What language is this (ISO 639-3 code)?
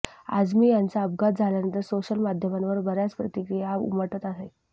mar